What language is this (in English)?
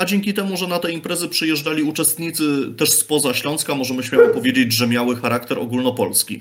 Polish